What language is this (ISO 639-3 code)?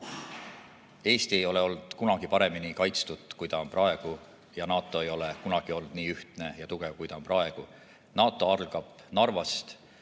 est